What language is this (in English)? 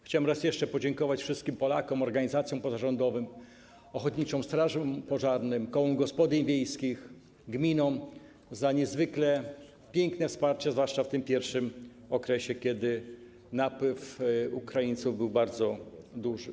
Polish